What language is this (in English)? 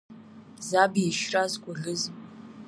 Abkhazian